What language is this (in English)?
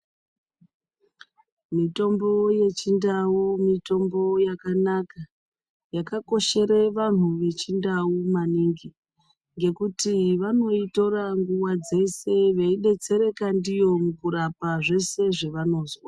Ndau